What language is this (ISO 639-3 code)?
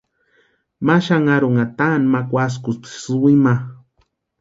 pua